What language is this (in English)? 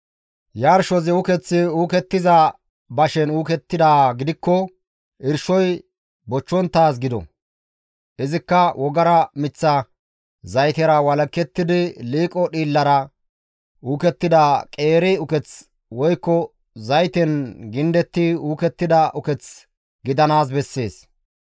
Gamo